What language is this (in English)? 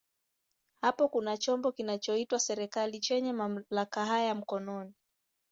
Swahili